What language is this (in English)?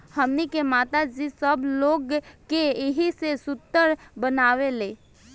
Bhojpuri